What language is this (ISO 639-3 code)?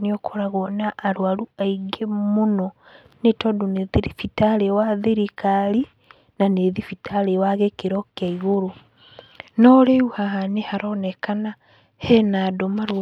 kik